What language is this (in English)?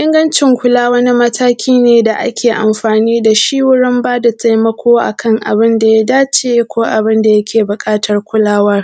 Hausa